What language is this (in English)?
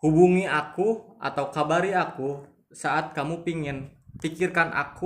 Indonesian